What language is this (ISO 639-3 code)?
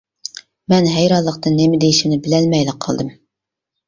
uig